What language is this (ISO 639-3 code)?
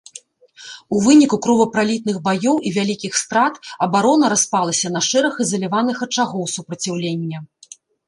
bel